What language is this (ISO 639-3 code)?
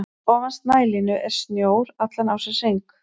isl